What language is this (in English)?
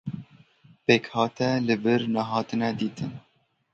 Kurdish